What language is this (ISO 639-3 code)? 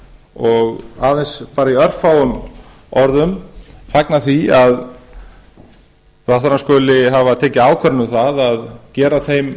isl